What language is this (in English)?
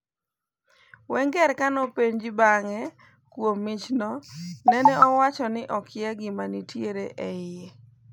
Luo (Kenya and Tanzania)